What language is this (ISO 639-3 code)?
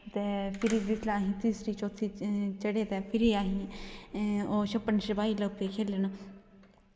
doi